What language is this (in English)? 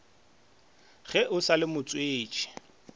Northern Sotho